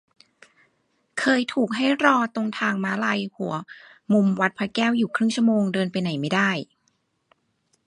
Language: Thai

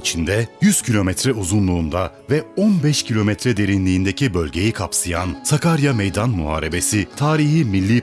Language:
Turkish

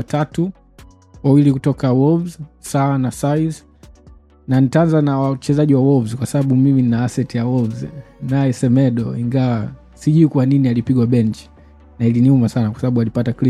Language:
Swahili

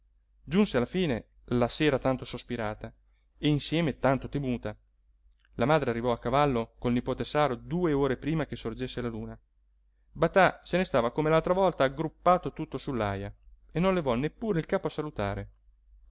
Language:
Italian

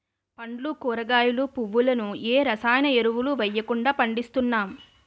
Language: Telugu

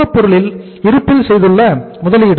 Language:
Tamil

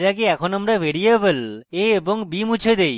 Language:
Bangla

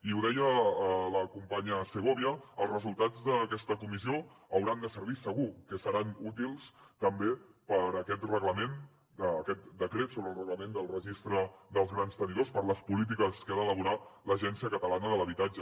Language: Catalan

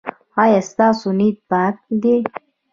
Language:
Pashto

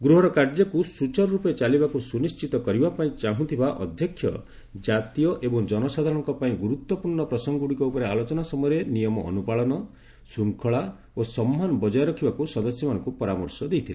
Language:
Odia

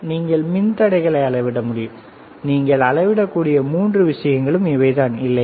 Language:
Tamil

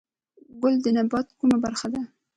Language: Pashto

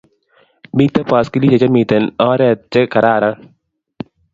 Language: Kalenjin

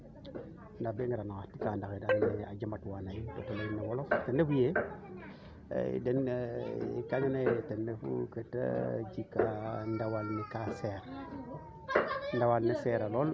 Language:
Serer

